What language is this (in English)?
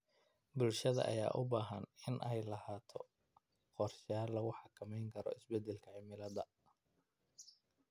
Somali